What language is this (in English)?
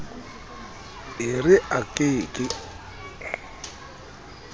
Southern Sotho